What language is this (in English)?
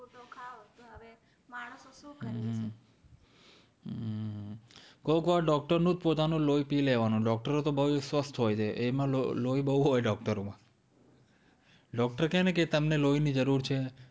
Gujarati